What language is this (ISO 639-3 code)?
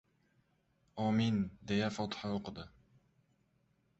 uzb